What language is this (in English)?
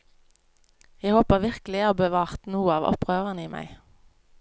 Norwegian